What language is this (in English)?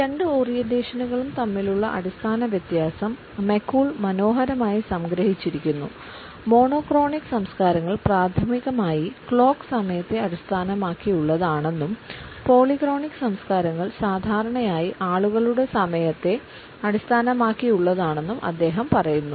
Malayalam